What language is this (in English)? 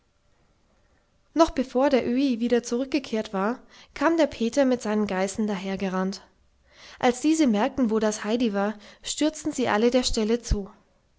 German